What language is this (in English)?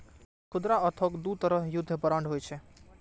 Maithili